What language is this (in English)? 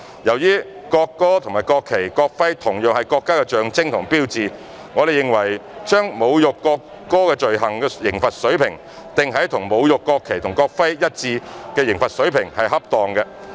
Cantonese